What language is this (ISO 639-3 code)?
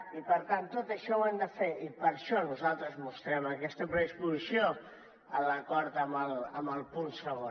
cat